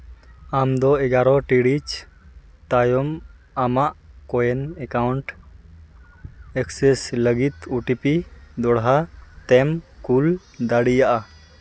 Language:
Santali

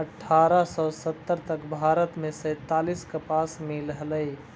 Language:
Magahi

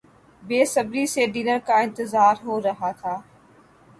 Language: Urdu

